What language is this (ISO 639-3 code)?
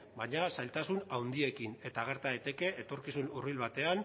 eus